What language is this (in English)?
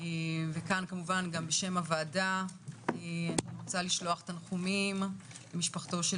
Hebrew